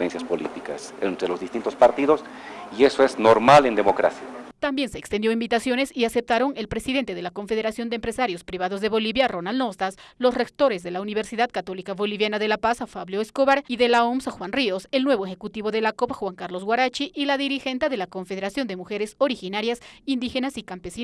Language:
Spanish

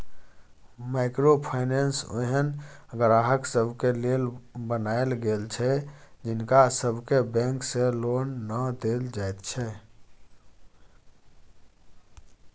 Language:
Maithili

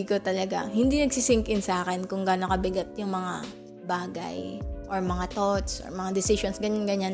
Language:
Filipino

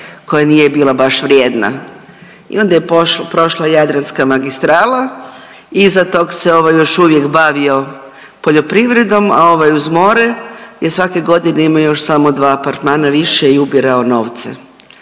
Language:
Croatian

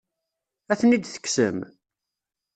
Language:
Kabyle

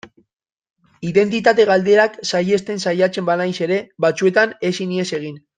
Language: Basque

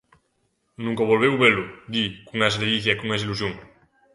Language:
Galician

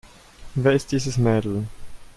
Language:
German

